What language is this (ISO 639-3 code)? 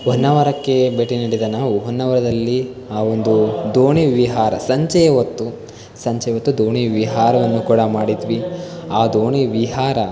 kan